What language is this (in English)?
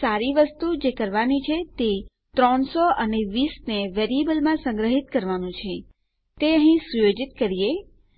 Gujarati